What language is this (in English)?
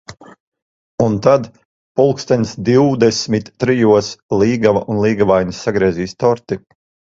Latvian